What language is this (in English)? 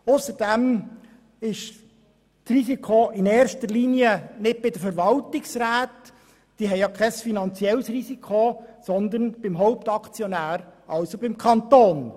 Swiss German